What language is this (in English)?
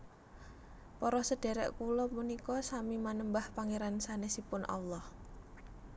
Javanese